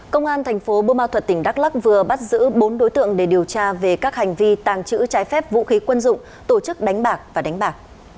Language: Vietnamese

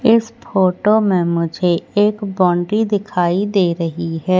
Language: Hindi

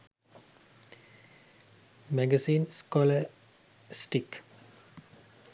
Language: Sinhala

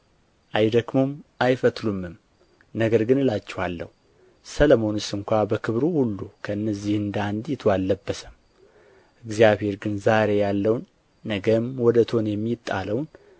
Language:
Amharic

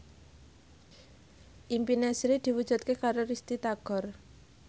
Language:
Javanese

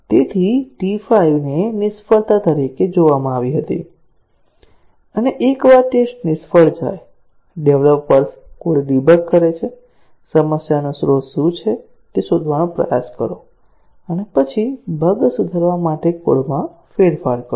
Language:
Gujarati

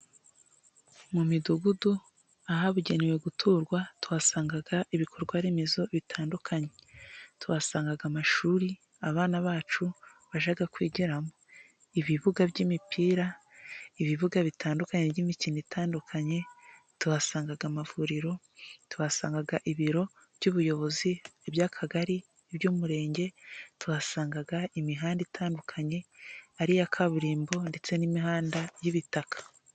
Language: Kinyarwanda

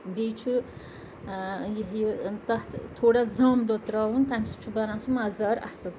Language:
Kashmiri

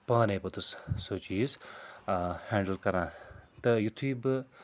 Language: Kashmiri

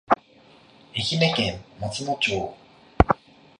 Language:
Japanese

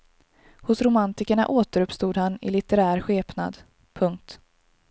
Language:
Swedish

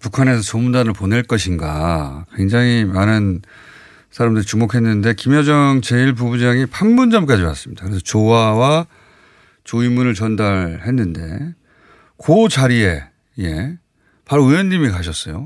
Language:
Korean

